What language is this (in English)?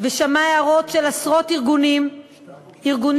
Hebrew